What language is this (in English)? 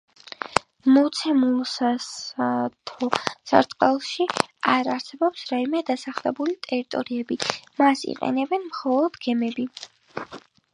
Georgian